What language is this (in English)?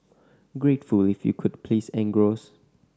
English